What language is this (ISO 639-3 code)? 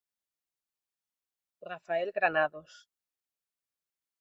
glg